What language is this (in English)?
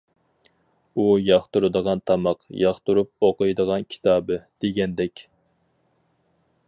Uyghur